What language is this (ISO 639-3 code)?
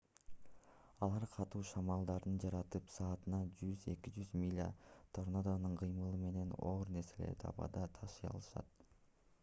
kir